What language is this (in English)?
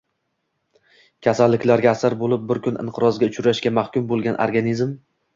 Uzbek